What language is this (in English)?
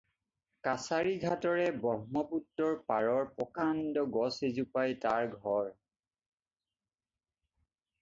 Assamese